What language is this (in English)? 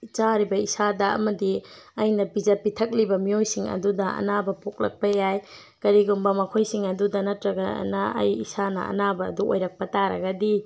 Manipuri